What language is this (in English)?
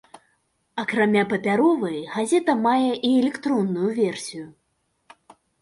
Belarusian